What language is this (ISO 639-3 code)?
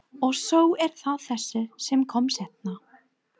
isl